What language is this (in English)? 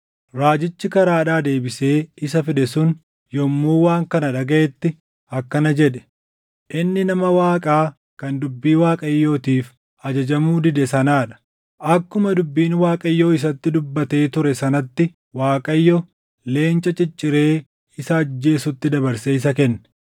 Oromo